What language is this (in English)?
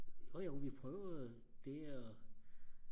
Danish